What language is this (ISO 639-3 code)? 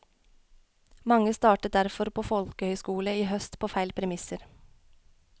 nor